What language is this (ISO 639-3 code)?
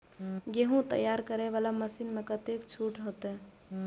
mai